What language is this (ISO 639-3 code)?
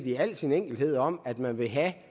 dan